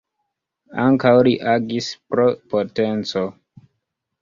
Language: Esperanto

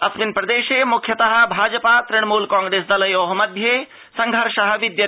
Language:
Sanskrit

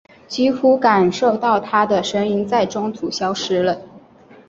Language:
Chinese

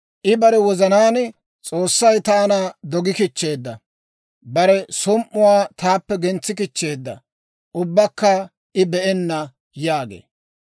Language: Dawro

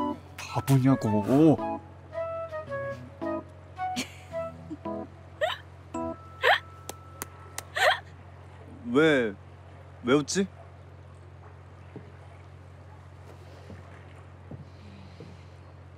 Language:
Korean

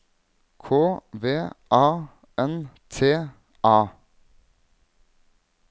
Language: Norwegian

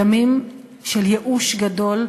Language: Hebrew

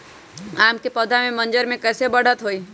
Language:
Magahi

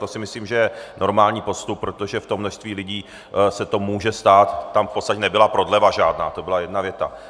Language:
Czech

